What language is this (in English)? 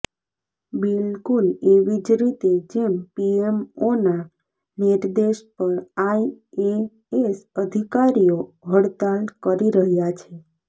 Gujarati